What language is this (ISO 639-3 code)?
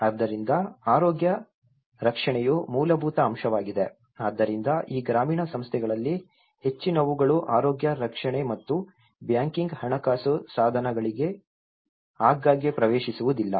kan